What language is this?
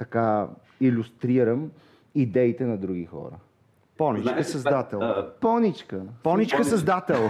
Bulgarian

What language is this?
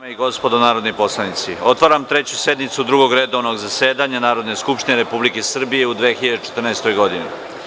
Serbian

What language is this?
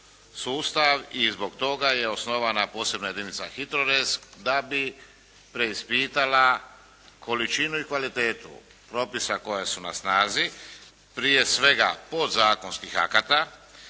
Croatian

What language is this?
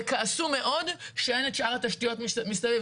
Hebrew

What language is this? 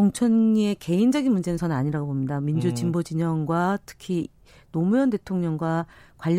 Korean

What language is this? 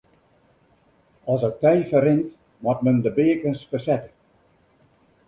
Western Frisian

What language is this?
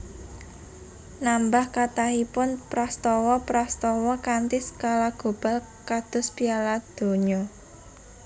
Javanese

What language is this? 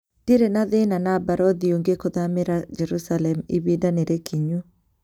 Kikuyu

